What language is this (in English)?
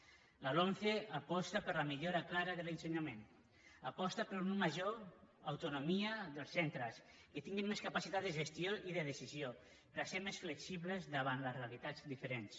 Catalan